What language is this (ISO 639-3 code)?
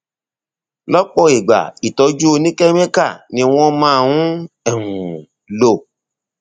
yor